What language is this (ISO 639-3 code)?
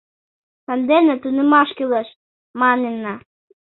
chm